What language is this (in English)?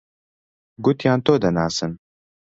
Central Kurdish